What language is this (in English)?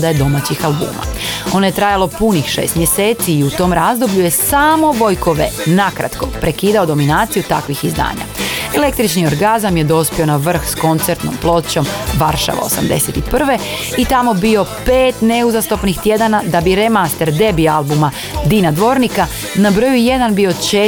Croatian